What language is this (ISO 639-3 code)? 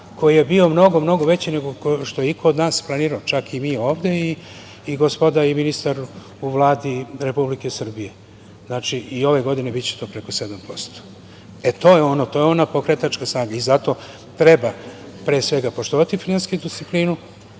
srp